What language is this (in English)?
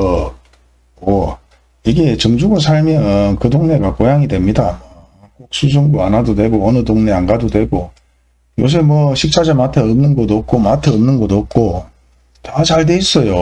Korean